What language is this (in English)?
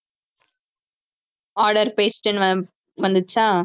Tamil